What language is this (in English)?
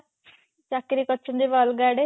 Odia